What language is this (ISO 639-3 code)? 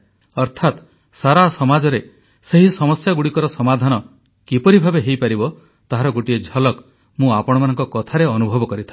ori